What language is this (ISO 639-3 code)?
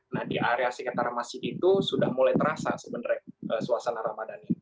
ind